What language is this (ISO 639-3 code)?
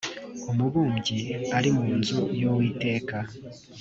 kin